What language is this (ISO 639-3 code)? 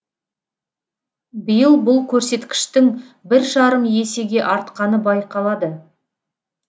kaz